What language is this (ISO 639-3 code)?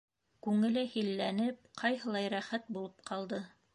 bak